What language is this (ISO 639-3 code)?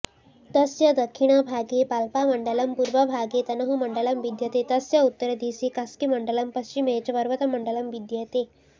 san